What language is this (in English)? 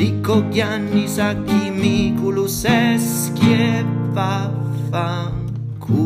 Italian